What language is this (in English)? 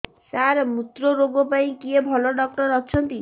Odia